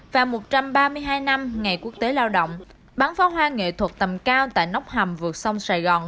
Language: Vietnamese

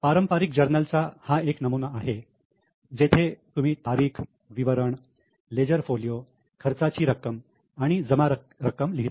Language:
Marathi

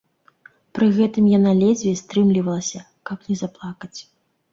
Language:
Belarusian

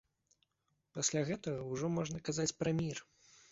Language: Belarusian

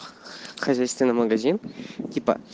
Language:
Russian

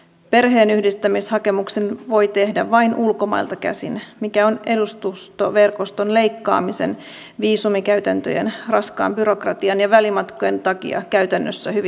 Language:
Finnish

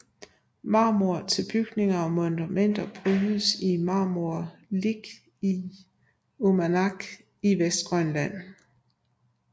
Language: Danish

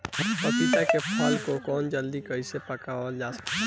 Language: Bhojpuri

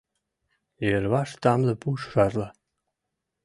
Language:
Mari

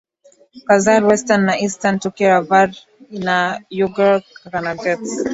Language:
Swahili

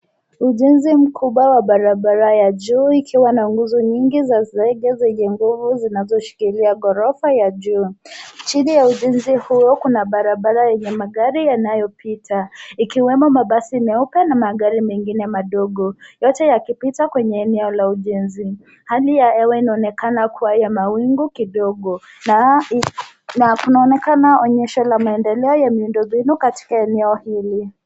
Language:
Swahili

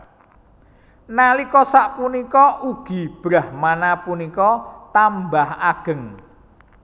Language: Javanese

